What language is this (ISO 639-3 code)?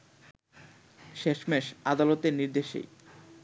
ben